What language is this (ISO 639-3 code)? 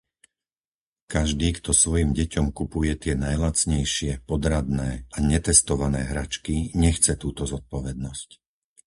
slk